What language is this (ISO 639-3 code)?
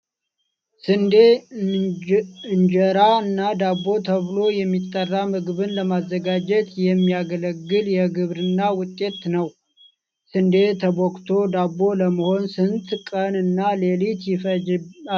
amh